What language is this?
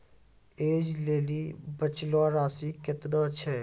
Maithili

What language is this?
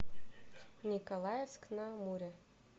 Russian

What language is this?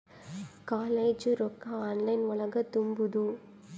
Kannada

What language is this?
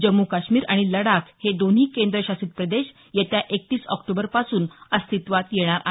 Marathi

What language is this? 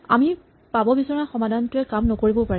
Assamese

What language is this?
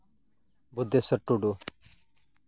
Santali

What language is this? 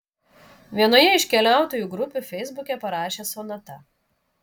Lithuanian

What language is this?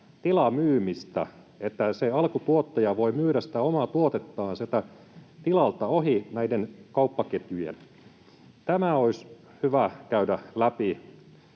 Finnish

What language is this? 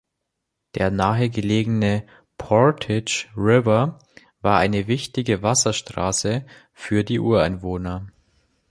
German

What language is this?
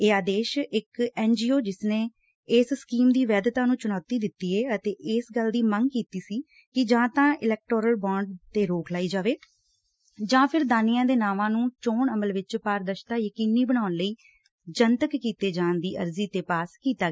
Punjabi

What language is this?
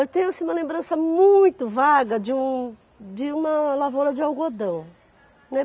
Portuguese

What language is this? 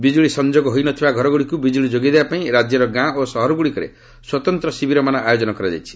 Odia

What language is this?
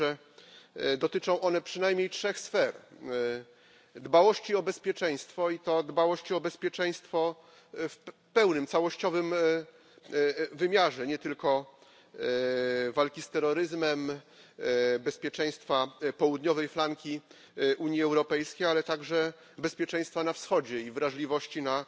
Polish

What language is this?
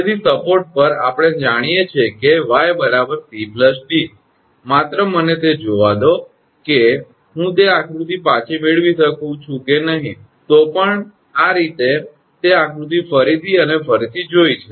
Gujarati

